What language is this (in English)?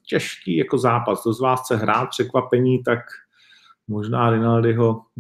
Czech